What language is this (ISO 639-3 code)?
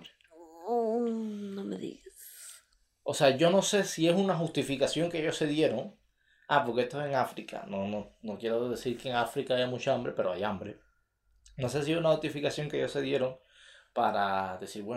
spa